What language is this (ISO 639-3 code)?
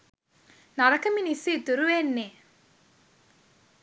sin